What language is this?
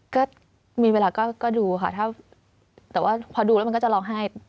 Thai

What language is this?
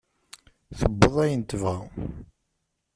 Kabyle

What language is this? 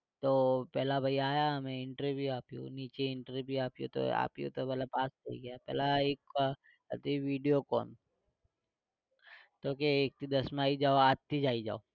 Gujarati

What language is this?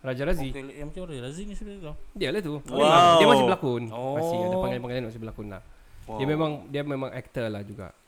Malay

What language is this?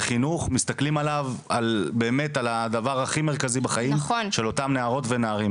Hebrew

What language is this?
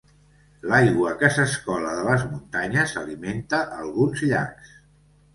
Catalan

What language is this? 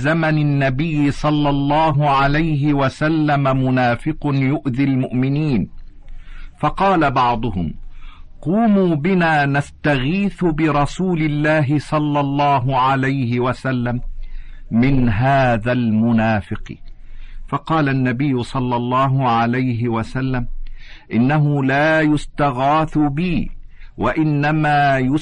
Arabic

